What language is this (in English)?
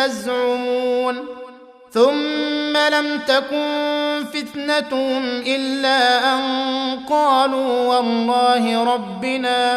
Arabic